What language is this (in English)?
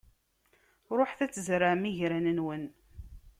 Kabyle